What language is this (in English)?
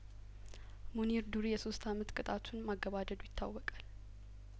Amharic